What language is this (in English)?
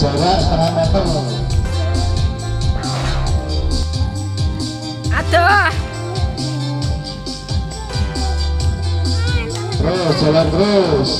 Indonesian